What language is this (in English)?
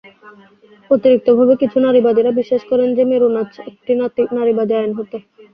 Bangla